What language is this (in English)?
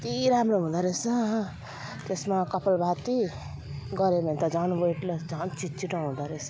Nepali